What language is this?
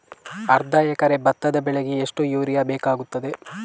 Kannada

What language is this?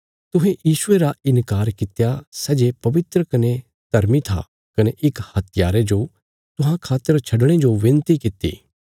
Bilaspuri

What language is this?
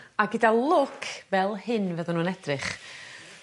Welsh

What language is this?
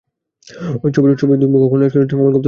Bangla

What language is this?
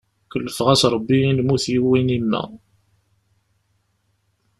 Kabyle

